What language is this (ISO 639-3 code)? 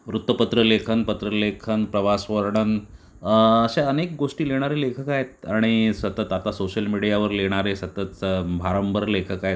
mar